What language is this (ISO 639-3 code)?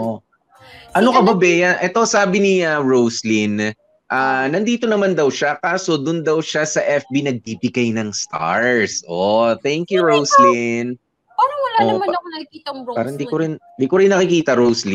fil